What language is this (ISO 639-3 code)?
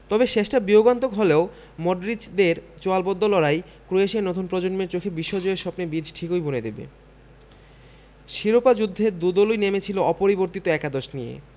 ben